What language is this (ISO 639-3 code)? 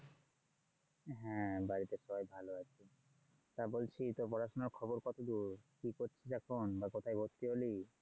ben